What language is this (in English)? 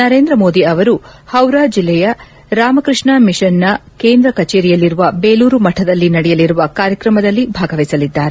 Kannada